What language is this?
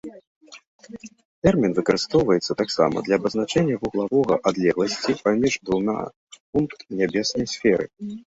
Belarusian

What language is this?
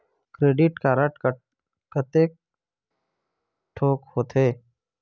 Chhattisgarhi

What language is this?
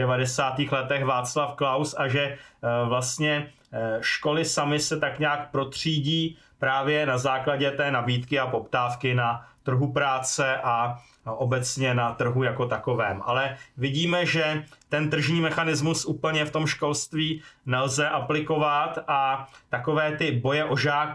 Czech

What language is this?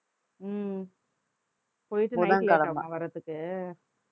Tamil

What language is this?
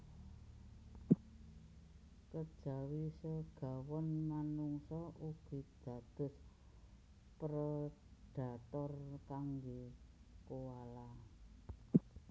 Javanese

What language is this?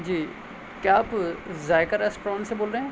Urdu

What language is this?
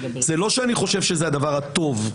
Hebrew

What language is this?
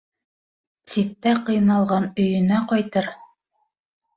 Bashkir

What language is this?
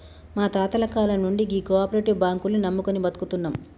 Telugu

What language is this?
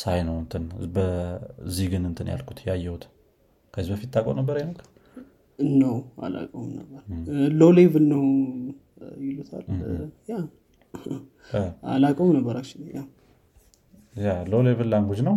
Amharic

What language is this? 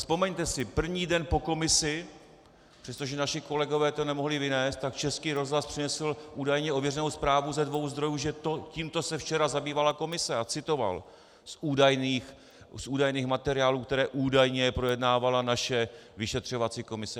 Czech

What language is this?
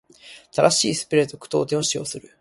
Japanese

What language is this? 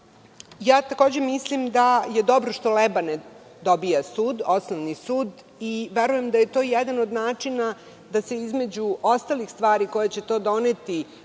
Serbian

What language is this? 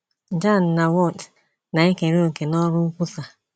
Igbo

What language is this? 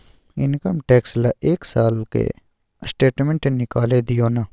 Maithili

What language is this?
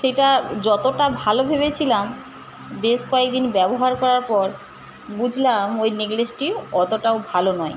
Bangla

